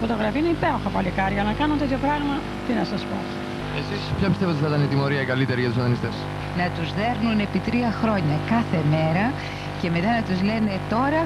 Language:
Greek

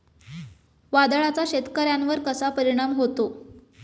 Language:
Marathi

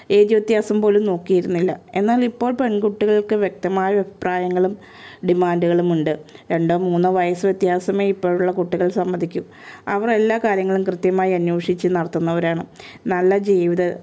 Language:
Malayalam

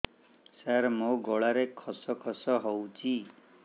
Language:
Odia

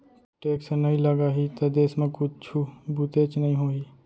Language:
Chhattisgarhi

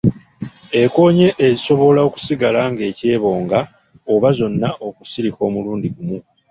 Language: Ganda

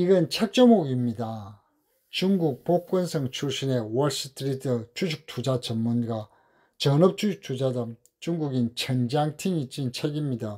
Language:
Korean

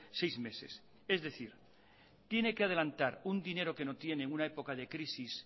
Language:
Spanish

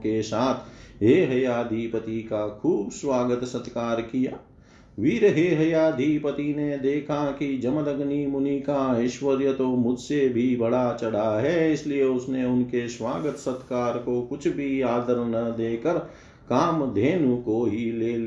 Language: Hindi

